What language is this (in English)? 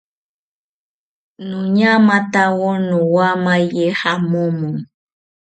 South Ucayali Ashéninka